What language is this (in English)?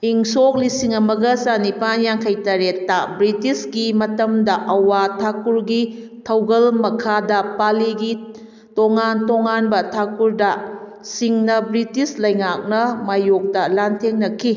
Manipuri